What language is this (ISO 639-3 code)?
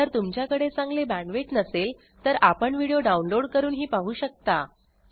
mar